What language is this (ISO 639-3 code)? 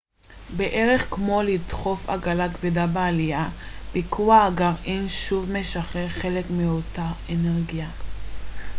heb